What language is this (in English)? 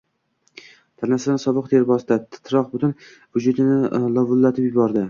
Uzbek